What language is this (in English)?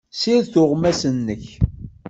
Kabyle